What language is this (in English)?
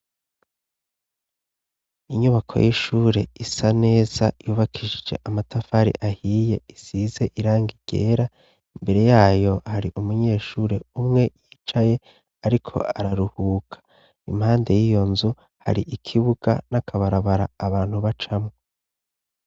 Rundi